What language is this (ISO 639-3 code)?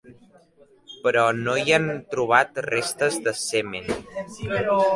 cat